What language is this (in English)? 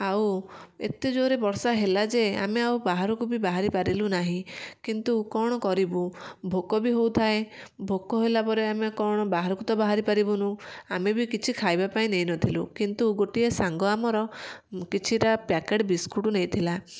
Odia